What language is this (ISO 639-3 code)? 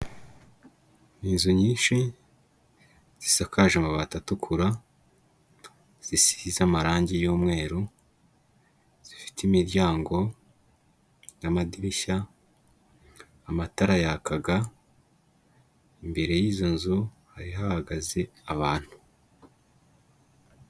kin